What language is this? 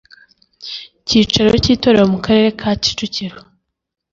Kinyarwanda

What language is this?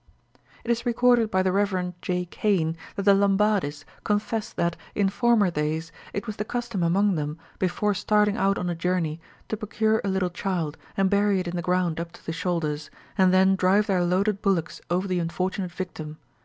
English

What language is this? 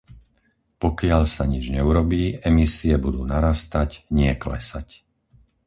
Slovak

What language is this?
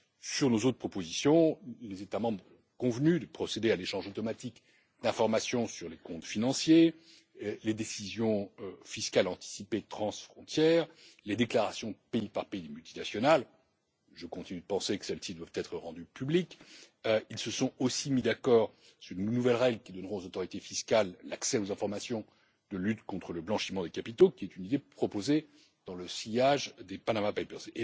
French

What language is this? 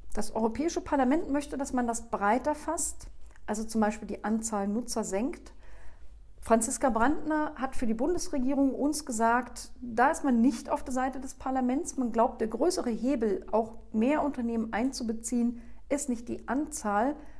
German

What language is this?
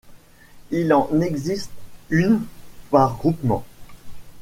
French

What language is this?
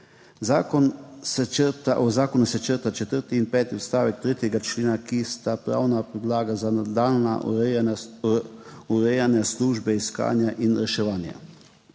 Slovenian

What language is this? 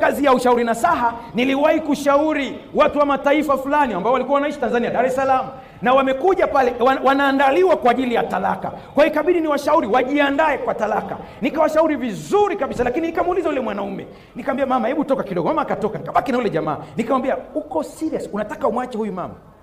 Swahili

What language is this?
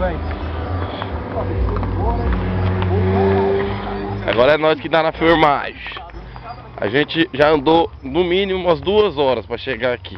Portuguese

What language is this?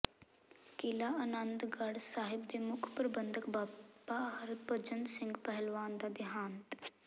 Punjabi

